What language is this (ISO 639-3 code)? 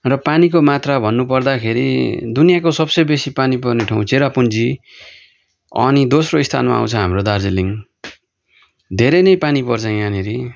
nep